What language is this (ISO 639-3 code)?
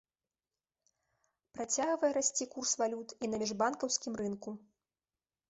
bel